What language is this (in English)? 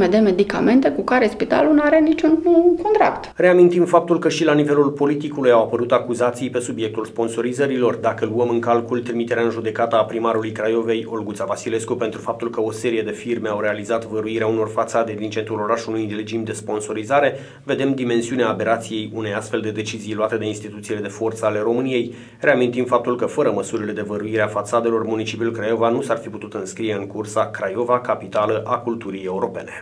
Romanian